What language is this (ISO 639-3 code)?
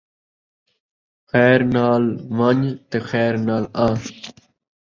skr